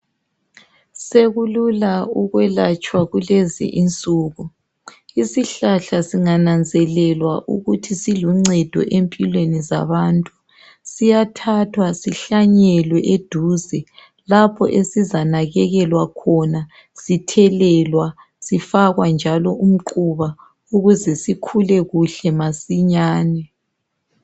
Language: North Ndebele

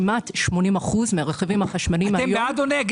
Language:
Hebrew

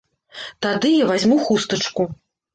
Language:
Belarusian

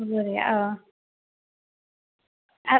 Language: Assamese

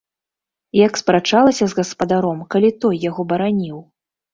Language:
Belarusian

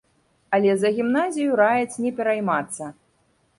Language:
Belarusian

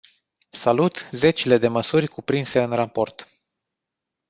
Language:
Romanian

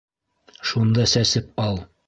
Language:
Bashkir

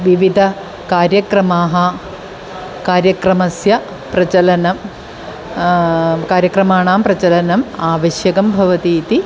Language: Sanskrit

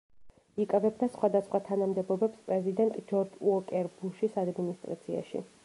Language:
Georgian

